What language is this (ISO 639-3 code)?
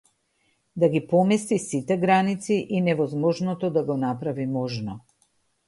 mkd